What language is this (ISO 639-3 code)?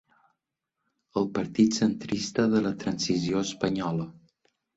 cat